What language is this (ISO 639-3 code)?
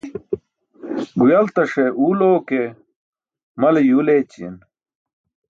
bsk